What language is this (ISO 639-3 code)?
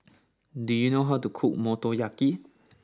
eng